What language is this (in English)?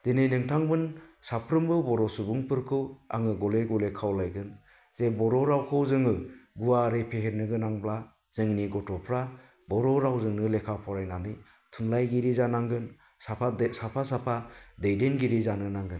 Bodo